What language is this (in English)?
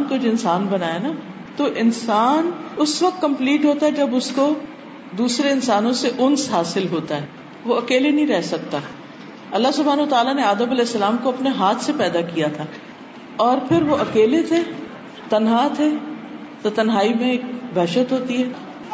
Urdu